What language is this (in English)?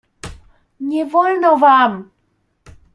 Polish